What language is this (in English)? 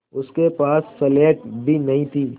Hindi